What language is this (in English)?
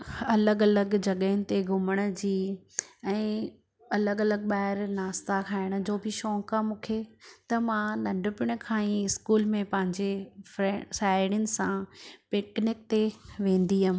Sindhi